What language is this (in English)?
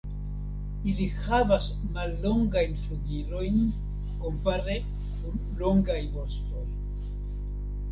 Esperanto